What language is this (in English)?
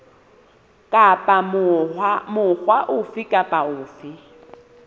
Southern Sotho